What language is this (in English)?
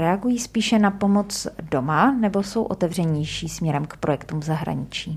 Czech